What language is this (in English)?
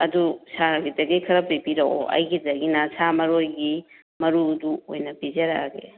Manipuri